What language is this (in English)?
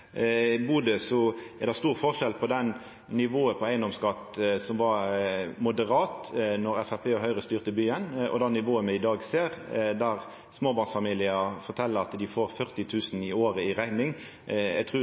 Norwegian Nynorsk